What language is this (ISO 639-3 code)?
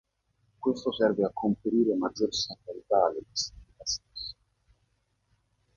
ita